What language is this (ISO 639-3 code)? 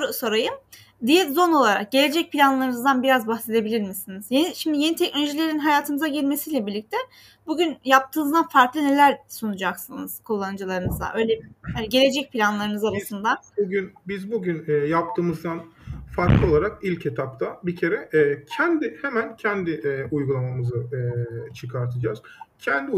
tur